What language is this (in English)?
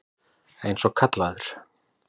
Icelandic